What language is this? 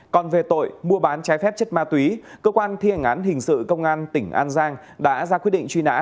Vietnamese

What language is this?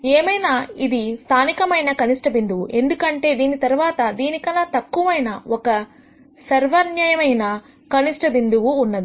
Telugu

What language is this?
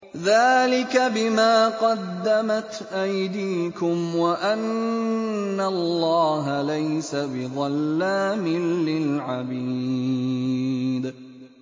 Arabic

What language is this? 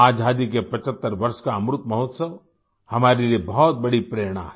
Hindi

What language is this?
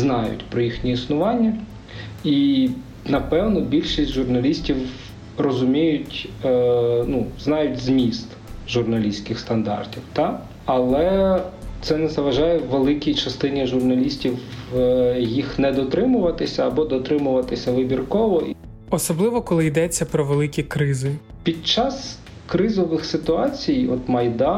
Ukrainian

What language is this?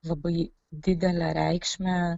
Lithuanian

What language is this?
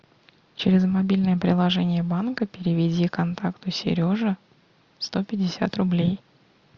Russian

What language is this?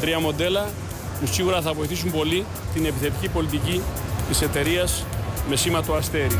Greek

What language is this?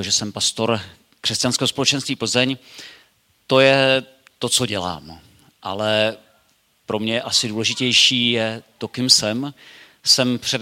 Czech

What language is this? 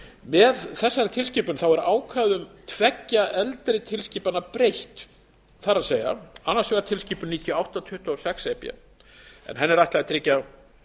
Icelandic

